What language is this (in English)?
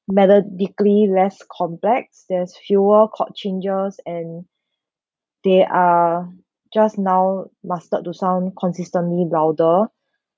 English